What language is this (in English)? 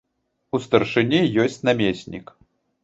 Belarusian